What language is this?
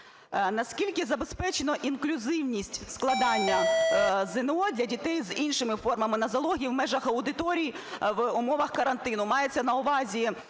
Ukrainian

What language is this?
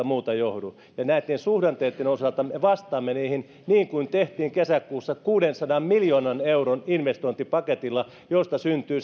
Finnish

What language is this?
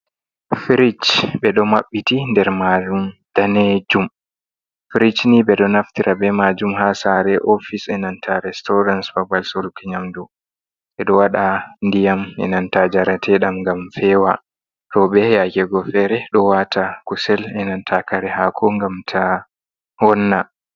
Fula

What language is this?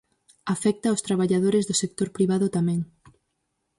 Galician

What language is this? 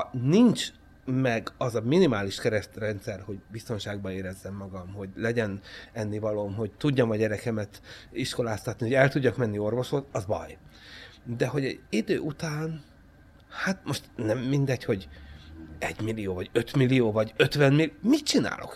Hungarian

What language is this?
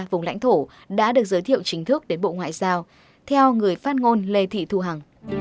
Vietnamese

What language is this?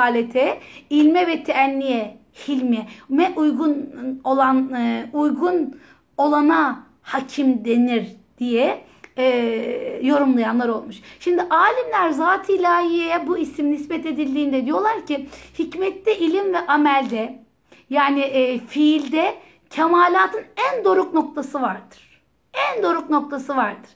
Turkish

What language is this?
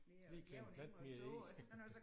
Danish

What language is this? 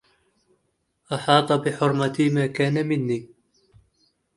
Arabic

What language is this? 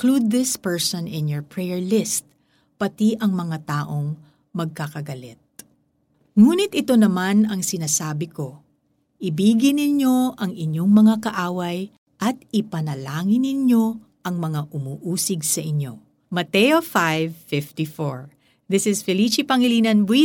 Filipino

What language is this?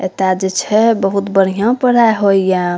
Maithili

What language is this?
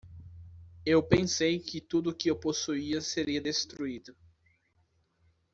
Portuguese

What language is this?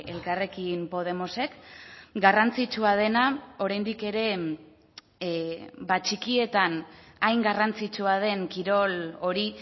Basque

